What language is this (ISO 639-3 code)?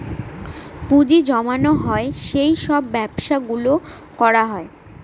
ben